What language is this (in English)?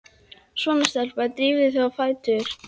Icelandic